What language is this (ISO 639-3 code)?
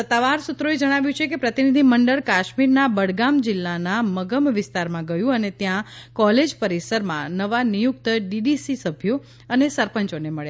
guj